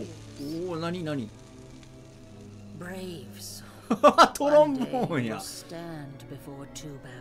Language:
Japanese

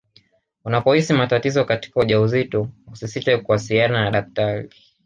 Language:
Swahili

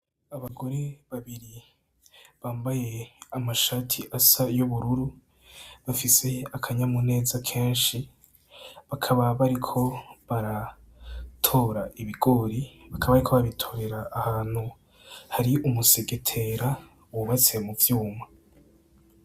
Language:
Rundi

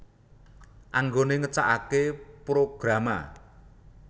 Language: Javanese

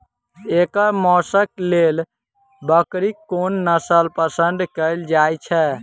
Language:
Maithili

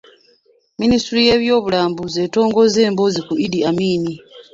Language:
Ganda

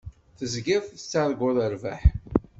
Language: Kabyle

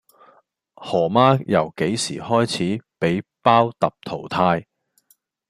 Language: Cantonese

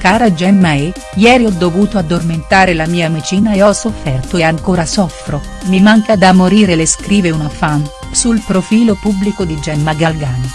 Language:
Italian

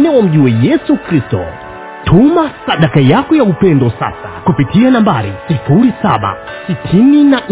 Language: Swahili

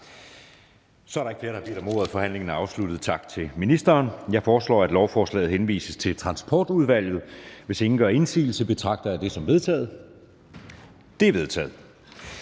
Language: Danish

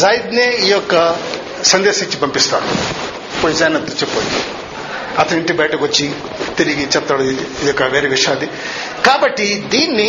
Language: Telugu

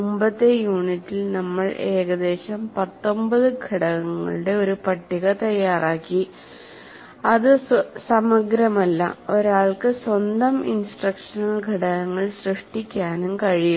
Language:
Malayalam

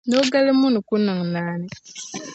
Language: Dagbani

